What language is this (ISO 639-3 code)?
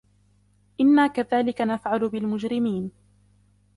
ara